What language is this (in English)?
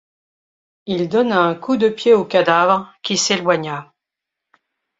French